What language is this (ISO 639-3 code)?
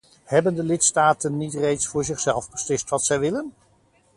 nld